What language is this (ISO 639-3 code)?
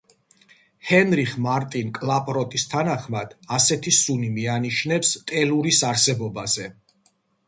kat